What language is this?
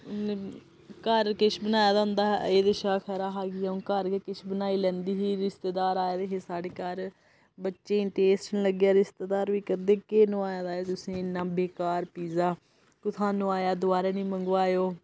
Dogri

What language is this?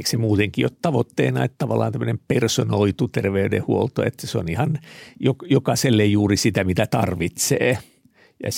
Finnish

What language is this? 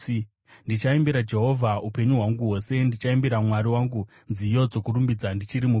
Shona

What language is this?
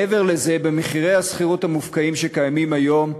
Hebrew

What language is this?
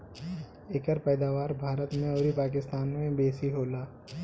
Bhojpuri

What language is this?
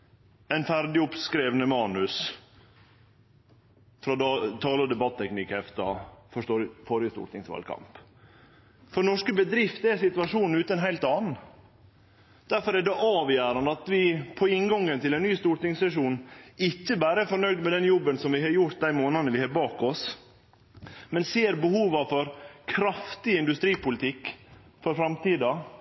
Norwegian Nynorsk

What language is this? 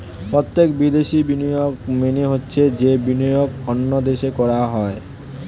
Bangla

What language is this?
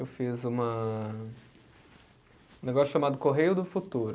Portuguese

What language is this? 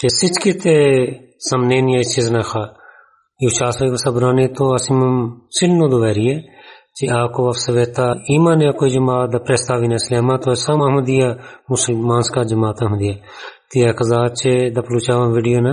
Bulgarian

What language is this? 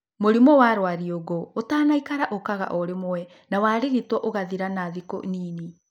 Kikuyu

